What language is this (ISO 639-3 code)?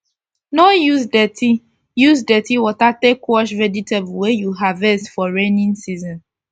pcm